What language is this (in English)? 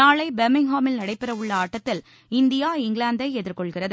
Tamil